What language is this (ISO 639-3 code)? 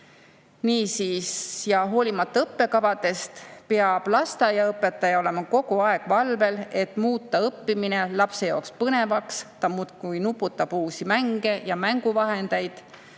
est